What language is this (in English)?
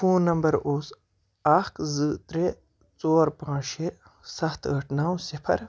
Kashmiri